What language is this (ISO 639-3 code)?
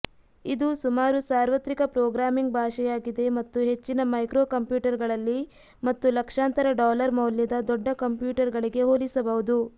kan